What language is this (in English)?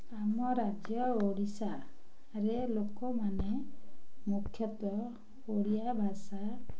Odia